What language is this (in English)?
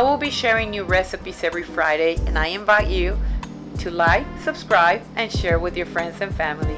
English